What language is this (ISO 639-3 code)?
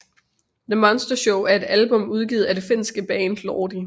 dan